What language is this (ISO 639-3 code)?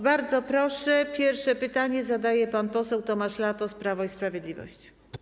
pol